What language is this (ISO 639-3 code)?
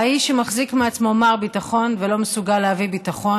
heb